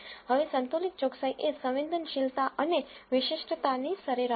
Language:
Gujarati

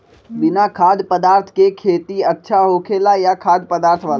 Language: Magahi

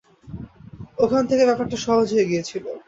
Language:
Bangla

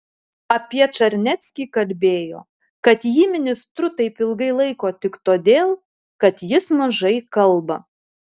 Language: Lithuanian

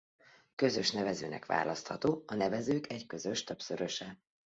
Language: Hungarian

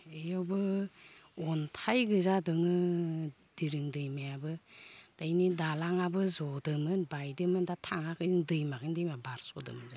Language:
Bodo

